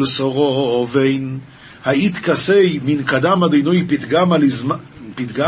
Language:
Hebrew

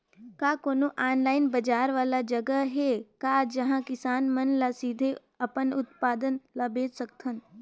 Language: Chhattisgarhi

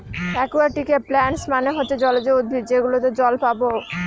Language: Bangla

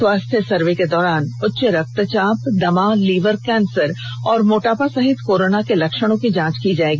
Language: Hindi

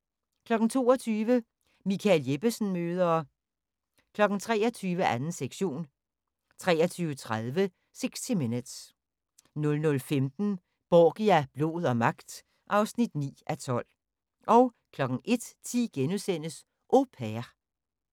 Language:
Danish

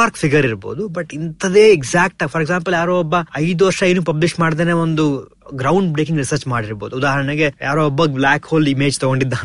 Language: Kannada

